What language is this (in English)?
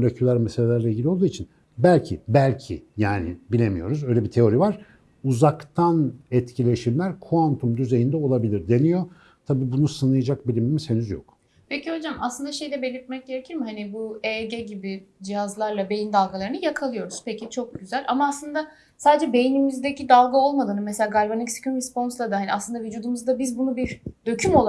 Turkish